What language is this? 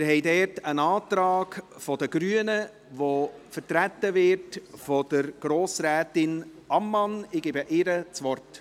Swiss German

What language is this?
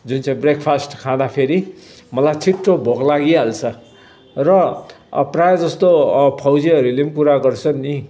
Nepali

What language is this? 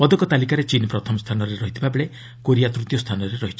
Odia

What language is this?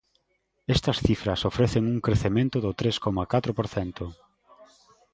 Galician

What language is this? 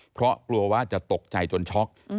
Thai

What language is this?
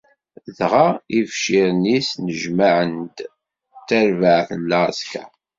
Kabyle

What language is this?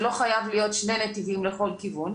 Hebrew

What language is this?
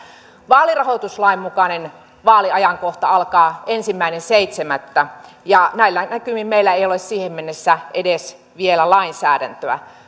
Finnish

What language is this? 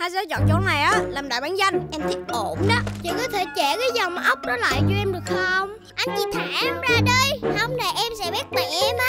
Vietnamese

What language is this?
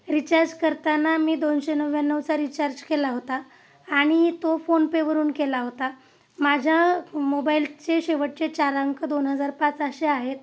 Marathi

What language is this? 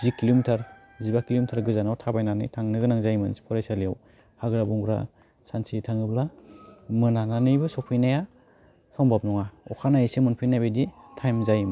Bodo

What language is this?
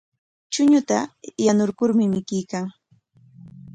Corongo Ancash Quechua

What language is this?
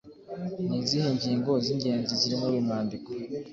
Kinyarwanda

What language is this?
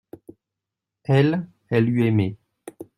French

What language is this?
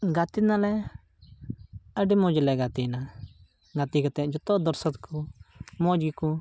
Santali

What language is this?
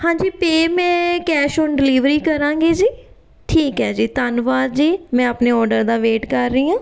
Punjabi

